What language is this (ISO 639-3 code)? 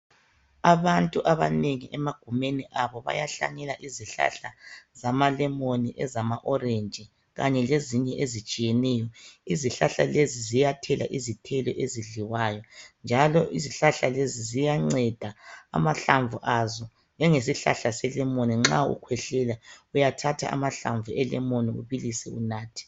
nde